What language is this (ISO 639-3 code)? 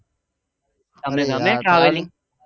guj